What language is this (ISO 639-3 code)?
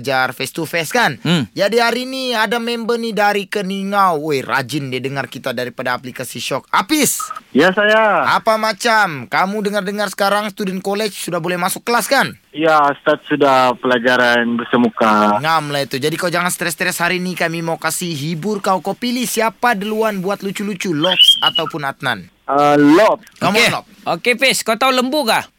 msa